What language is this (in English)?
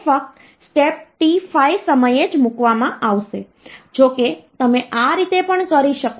Gujarati